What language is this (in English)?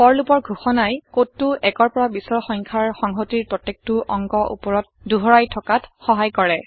Assamese